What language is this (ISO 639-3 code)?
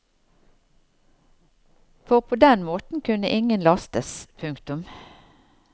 nor